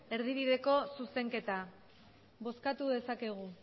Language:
Basque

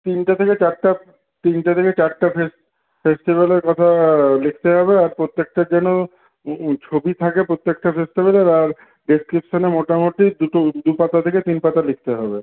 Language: Bangla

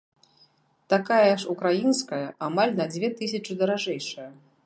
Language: Belarusian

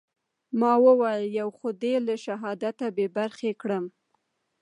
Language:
Pashto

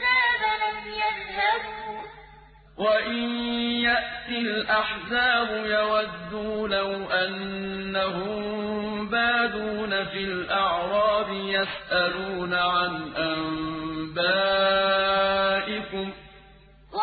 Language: Arabic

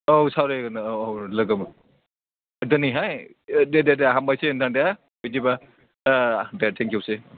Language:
Bodo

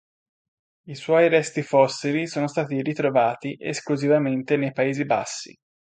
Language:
Italian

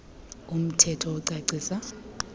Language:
Xhosa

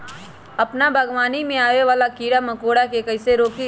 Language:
Magahi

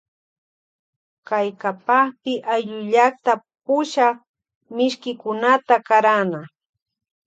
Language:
Loja Highland Quichua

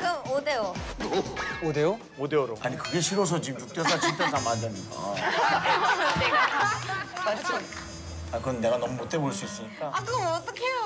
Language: Korean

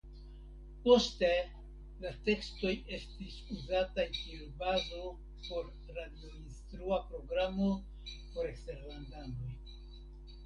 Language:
Esperanto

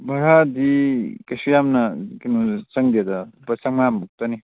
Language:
Manipuri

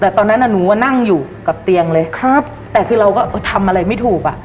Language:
Thai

